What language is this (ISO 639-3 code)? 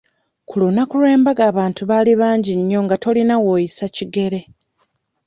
lug